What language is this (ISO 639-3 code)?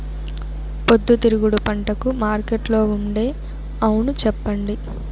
tel